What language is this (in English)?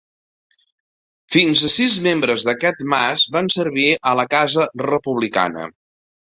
Catalan